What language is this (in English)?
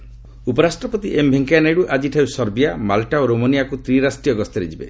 Odia